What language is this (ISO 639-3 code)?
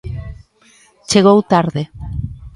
glg